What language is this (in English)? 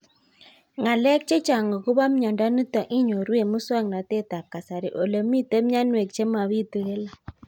Kalenjin